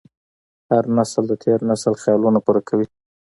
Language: Pashto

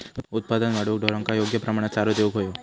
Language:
Marathi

